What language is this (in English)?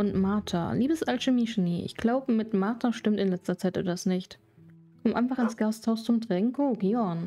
German